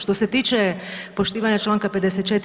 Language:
Croatian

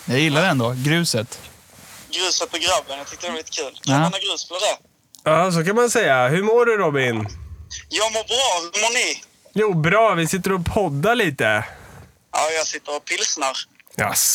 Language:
Swedish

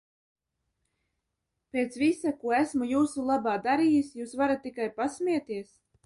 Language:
Latvian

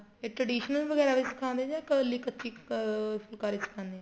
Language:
Punjabi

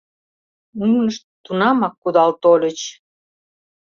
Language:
Mari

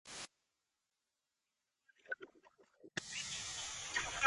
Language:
Urdu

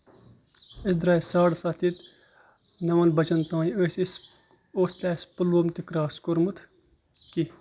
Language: Kashmiri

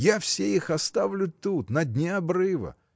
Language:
Russian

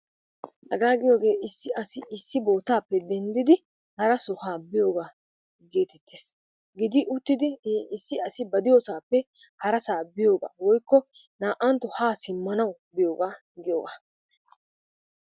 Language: Wolaytta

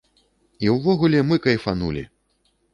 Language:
Belarusian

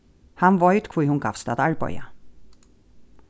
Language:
Faroese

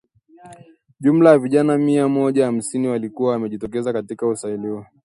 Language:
Swahili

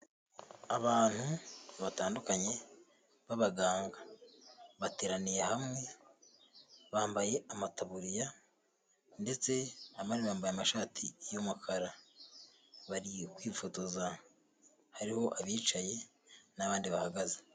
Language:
Kinyarwanda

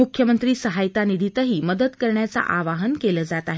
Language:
Marathi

